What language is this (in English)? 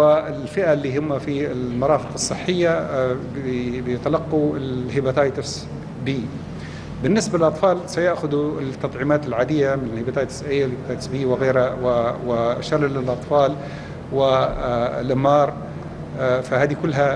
Arabic